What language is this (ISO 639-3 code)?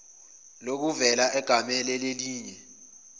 zul